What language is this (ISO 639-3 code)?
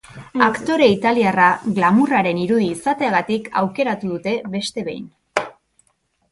eus